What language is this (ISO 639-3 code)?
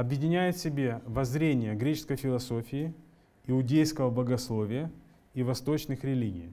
rus